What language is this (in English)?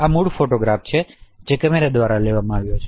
Gujarati